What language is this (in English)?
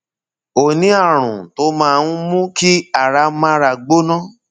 Yoruba